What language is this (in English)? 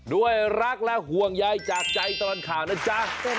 Thai